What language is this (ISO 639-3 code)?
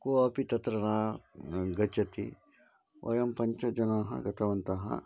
san